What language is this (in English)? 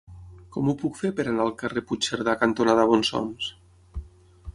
Catalan